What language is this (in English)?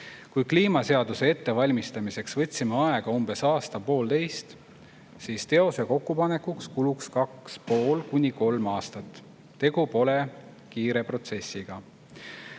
Estonian